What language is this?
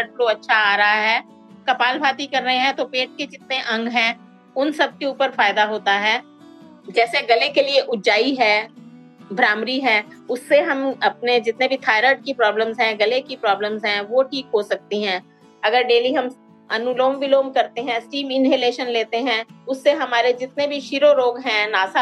Hindi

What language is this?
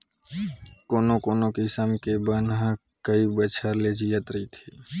Chhattisgarhi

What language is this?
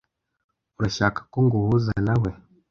Kinyarwanda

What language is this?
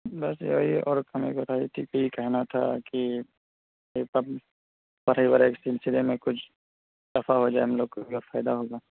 Urdu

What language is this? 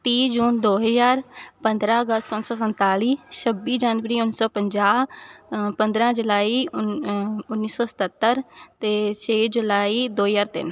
Punjabi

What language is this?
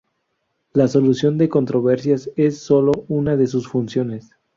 Spanish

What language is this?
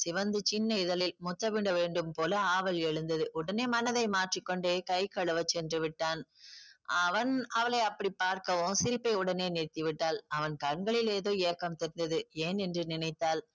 Tamil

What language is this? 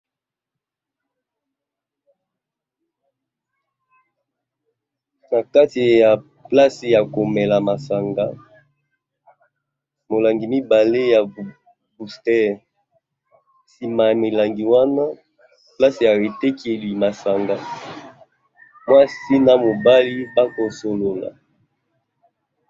Lingala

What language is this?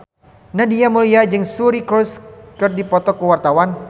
Sundanese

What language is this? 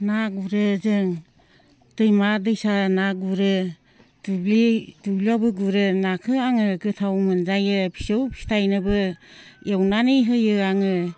Bodo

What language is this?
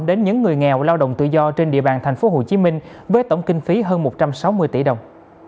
Vietnamese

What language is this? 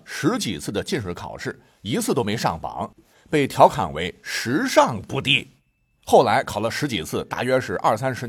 Chinese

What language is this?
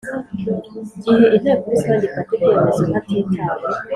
Kinyarwanda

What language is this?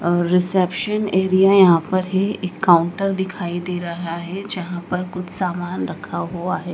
Hindi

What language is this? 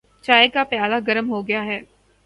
Urdu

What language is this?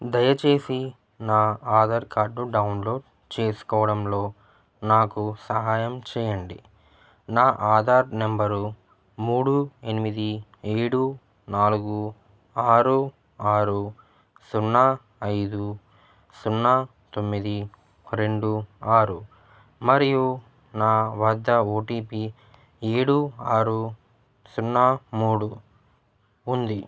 Telugu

